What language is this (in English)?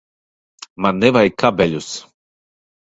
Latvian